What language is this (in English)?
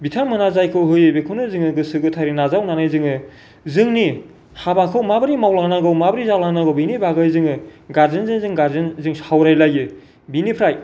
Bodo